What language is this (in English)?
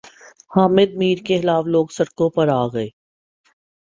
Urdu